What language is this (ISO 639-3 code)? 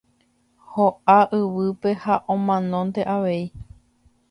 grn